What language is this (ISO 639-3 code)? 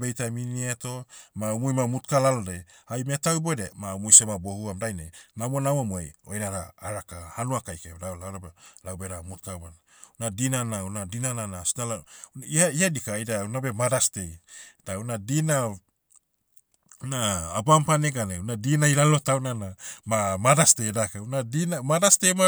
meu